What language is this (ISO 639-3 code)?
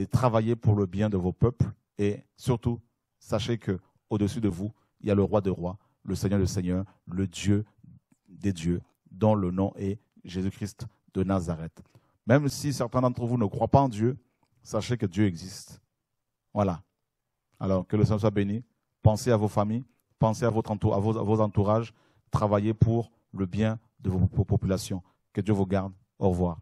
fra